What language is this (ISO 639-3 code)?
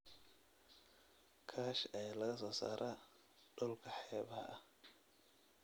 som